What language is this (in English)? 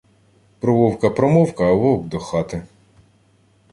Ukrainian